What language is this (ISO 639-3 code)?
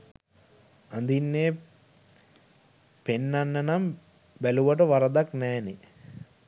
sin